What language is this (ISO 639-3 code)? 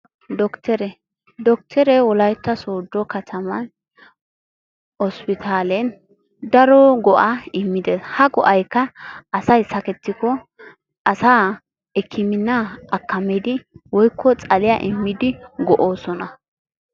wal